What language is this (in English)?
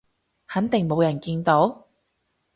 Cantonese